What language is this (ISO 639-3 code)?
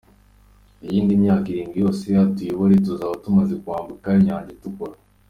kin